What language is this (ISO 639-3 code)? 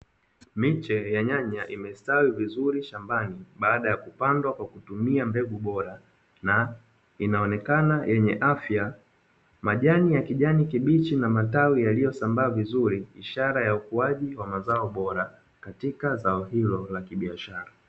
swa